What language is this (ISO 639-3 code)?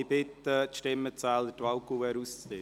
gsw